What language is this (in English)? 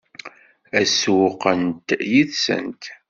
Kabyle